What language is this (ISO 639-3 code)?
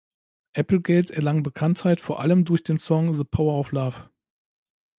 deu